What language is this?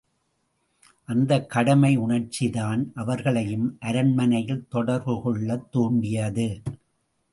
Tamil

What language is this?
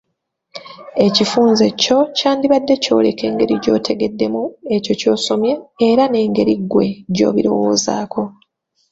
Ganda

